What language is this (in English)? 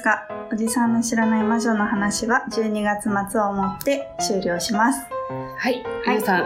Japanese